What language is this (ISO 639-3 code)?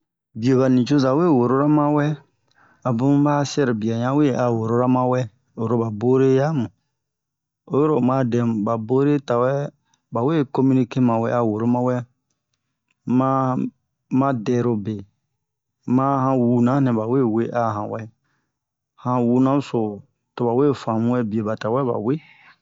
bmq